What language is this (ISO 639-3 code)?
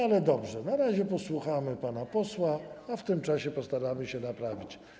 pol